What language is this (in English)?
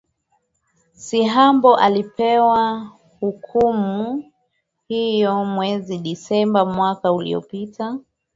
Swahili